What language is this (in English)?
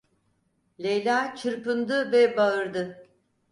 Turkish